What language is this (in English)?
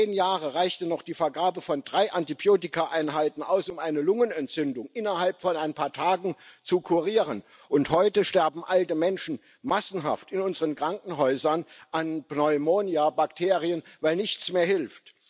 German